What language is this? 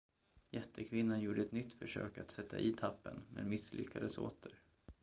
Swedish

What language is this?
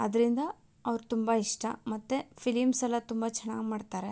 Kannada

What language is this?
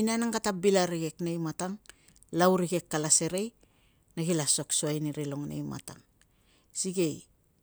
Tungag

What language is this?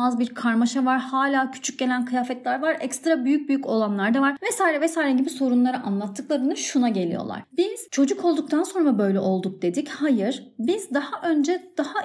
Turkish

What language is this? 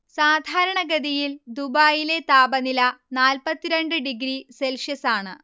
Malayalam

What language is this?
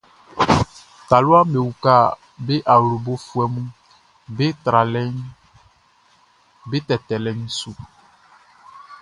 Baoulé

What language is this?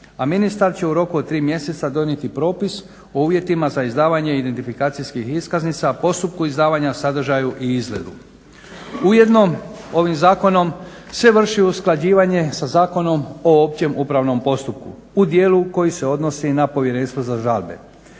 Croatian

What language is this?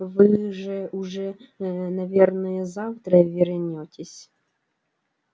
Russian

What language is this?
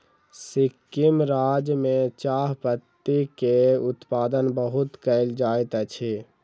Maithili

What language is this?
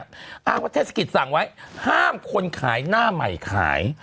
Thai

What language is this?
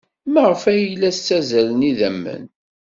Kabyle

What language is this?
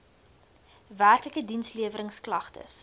Afrikaans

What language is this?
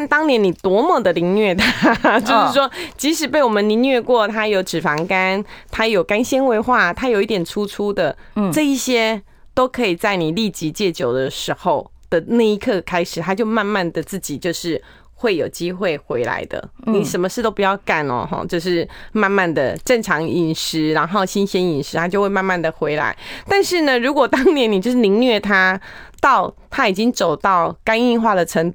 Chinese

